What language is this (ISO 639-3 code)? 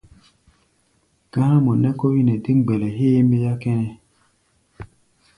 gba